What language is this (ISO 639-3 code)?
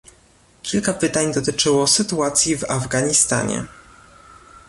pol